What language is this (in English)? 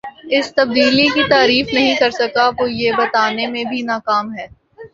Urdu